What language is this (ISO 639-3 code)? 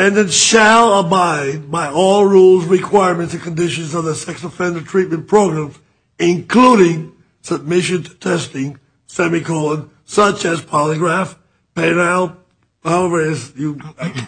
eng